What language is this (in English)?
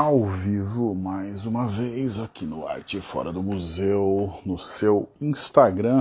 Portuguese